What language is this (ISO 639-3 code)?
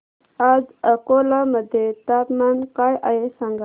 mar